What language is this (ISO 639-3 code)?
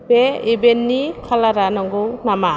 brx